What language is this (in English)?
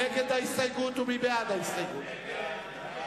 Hebrew